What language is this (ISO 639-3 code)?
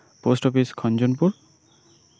sat